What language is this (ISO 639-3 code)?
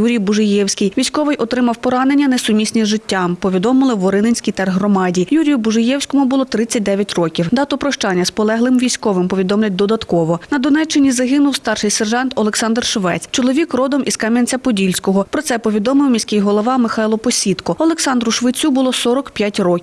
ukr